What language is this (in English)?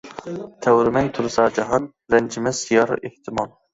Uyghur